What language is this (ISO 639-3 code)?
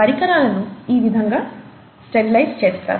tel